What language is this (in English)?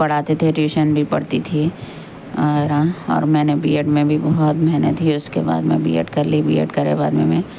Urdu